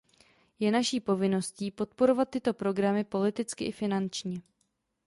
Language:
Czech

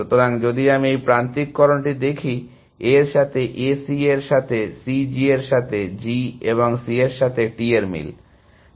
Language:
Bangla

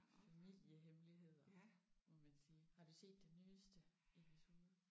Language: Danish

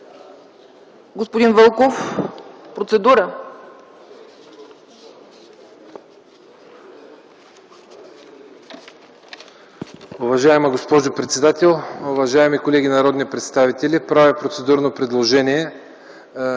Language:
Bulgarian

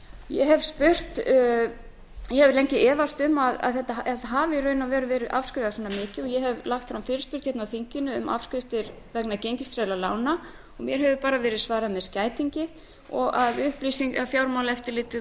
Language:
Icelandic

